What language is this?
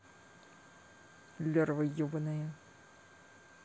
Russian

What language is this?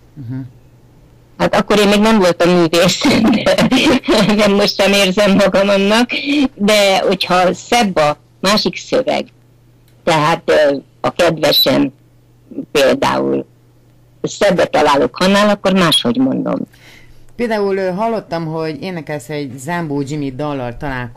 Hungarian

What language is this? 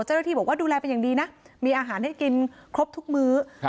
Thai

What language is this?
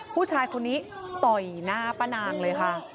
Thai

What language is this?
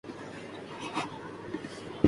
Urdu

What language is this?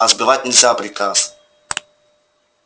Russian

